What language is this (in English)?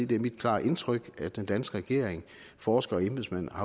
Danish